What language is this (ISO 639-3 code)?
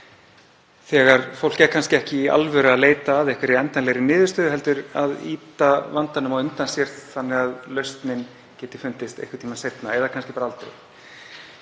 isl